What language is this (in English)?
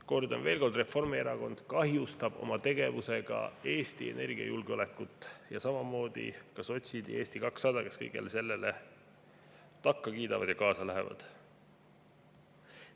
Estonian